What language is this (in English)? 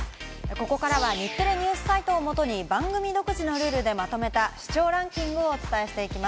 Japanese